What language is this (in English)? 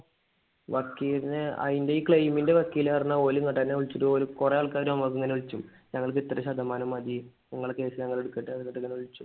Malayalam